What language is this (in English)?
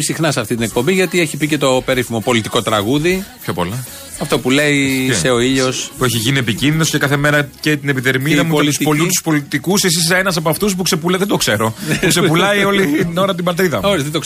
Greek